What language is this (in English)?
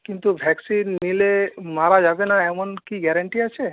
Bangla